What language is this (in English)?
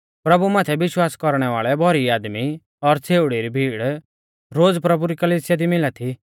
Mahasu Pahari